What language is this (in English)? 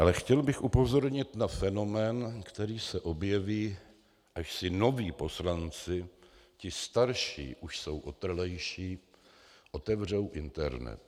Czech